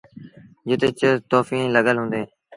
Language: Sindhi Bhil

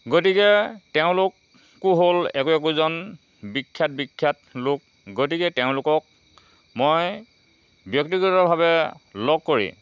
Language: Assamese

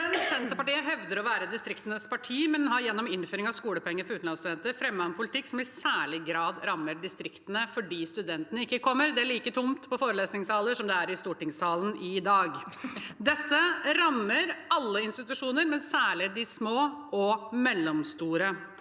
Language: Norwegian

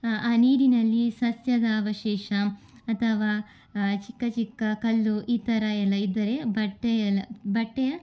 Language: Kannada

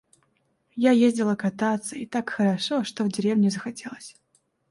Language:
Russian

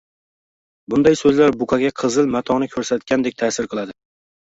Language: Uzbek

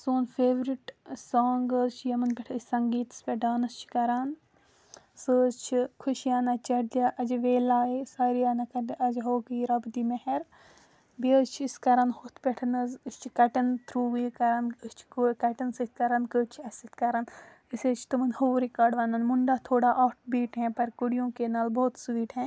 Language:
Kashmiri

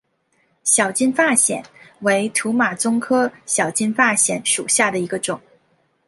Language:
Chinese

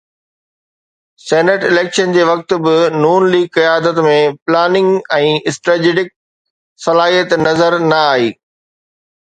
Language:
Sindhi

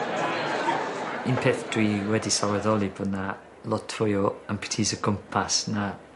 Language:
Welsh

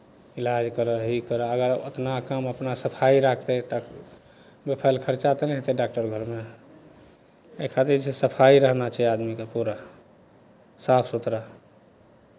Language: Maithili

